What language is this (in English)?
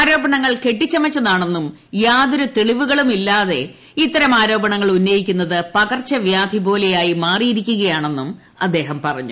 Malayalam